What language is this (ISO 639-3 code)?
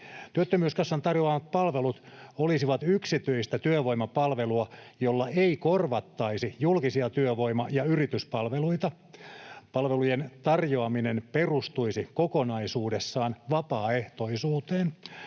fin